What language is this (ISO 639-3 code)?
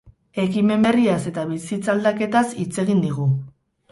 eus